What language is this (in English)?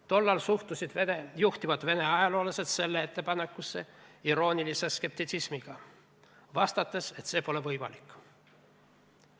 Estonian